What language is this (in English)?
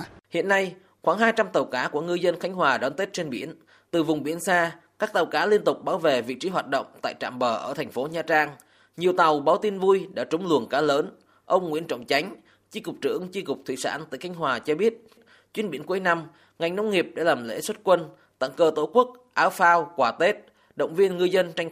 Vietnamese